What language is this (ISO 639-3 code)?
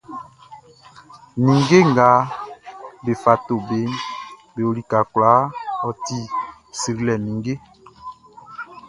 bci